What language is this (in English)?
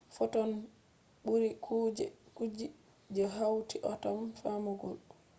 Fula